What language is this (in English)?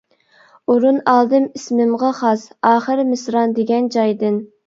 Uyghur